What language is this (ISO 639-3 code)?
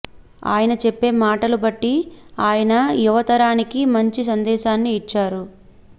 tel